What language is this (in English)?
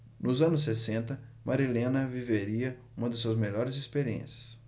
Portuguese